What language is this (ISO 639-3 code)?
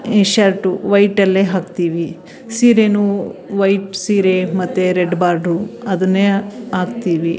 kan